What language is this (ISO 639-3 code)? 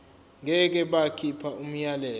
zul